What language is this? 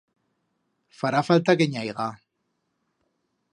Aragonese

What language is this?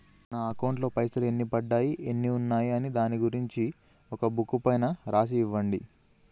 Telugu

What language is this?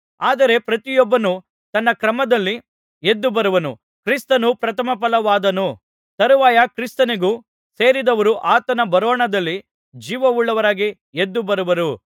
Kannada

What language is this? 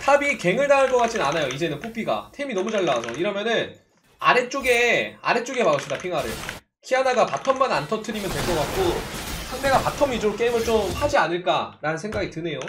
Korean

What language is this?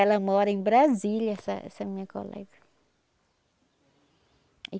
Portuguese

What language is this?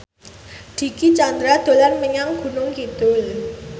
Javanese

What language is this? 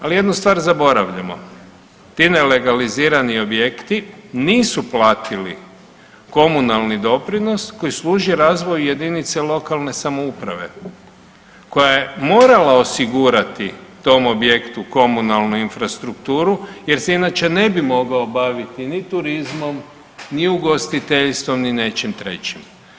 Croatian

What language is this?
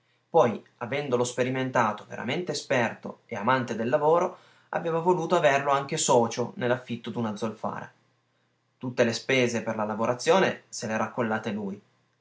Italian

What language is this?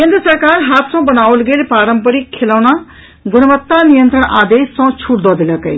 Maithili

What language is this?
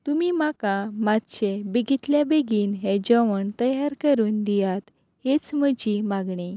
Konkani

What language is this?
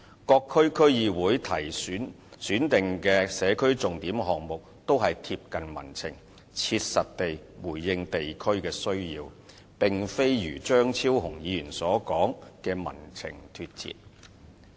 Cantonese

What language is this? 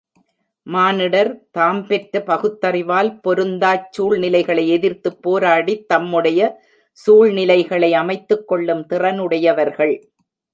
Tamil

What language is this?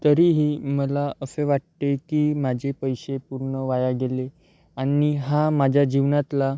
Marathi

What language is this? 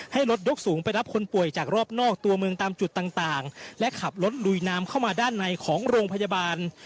Thai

